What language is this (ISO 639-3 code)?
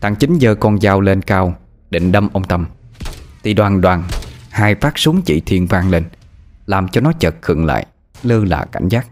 vie